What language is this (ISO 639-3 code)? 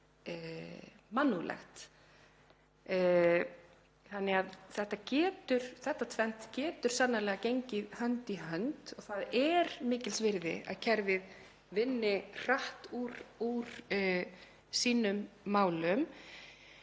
isl